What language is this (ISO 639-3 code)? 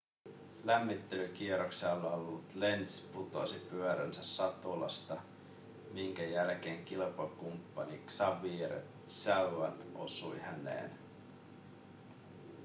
fin